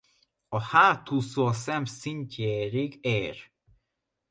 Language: Hungarian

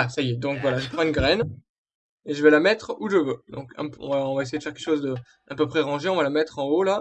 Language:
French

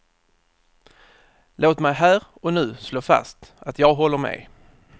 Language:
Swedish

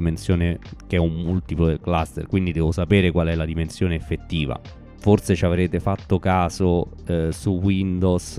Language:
Italian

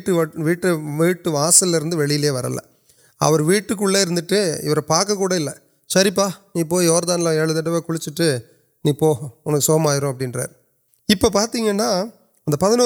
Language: Urdu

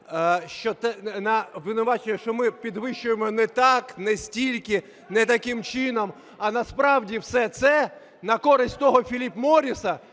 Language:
Ukrainian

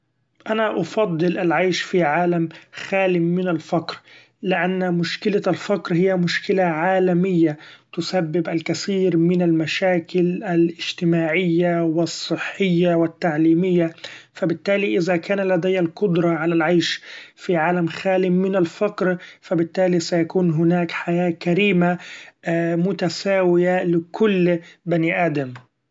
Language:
Gulf Arabic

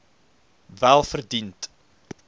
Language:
Afrikaans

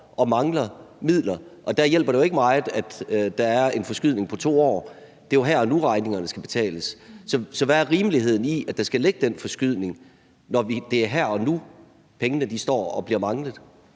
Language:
Danish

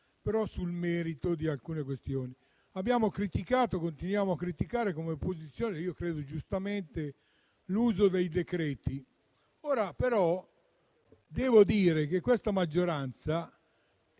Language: Italian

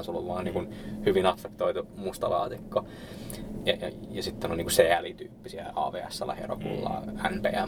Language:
Finnish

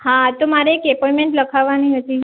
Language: Gujarati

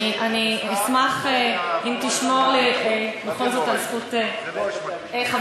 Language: Hebrew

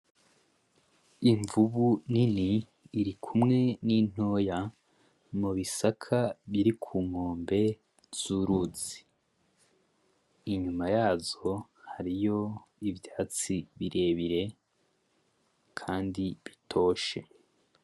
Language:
Rundi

